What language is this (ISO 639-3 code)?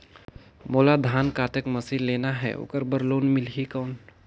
hne